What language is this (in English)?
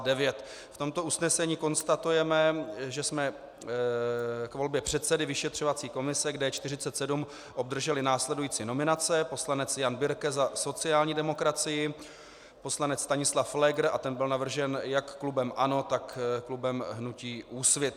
Czech